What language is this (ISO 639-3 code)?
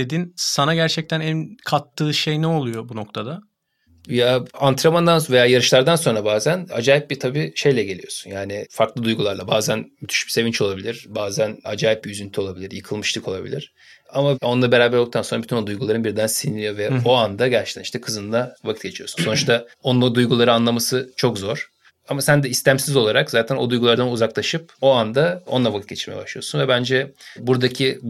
tur